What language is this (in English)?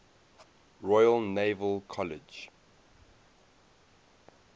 English